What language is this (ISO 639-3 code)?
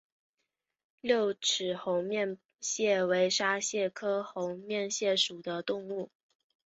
zho